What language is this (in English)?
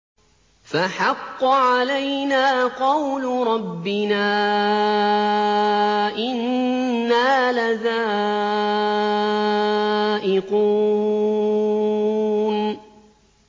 Arabic